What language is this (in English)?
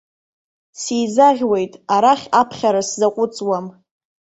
Abkhazian